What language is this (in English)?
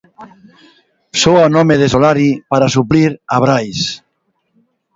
Galician